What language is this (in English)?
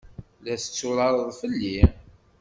Kabyle